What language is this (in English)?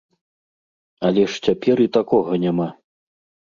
Belarusian